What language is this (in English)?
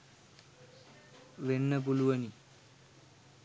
Sinhala